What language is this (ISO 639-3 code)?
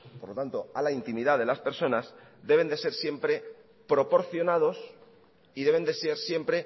spa